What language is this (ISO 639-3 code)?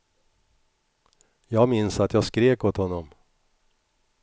swe